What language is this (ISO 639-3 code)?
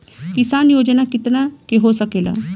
bho